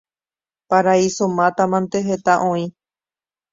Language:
Guarani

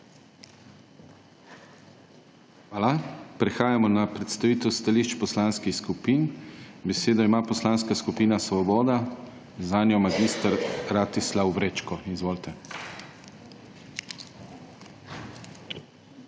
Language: Slovenian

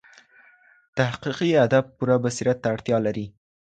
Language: Pashto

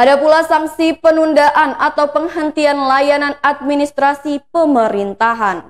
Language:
Indonesian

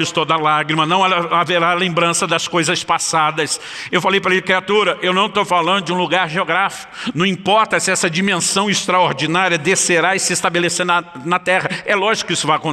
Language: Portuguese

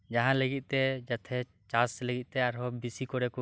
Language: Santali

